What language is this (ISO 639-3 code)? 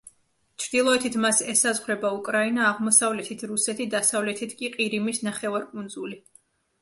kat